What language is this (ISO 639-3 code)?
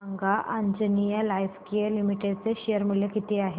mar